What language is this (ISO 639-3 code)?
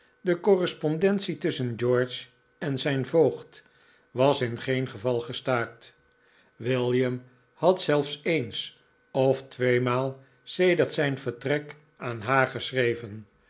nld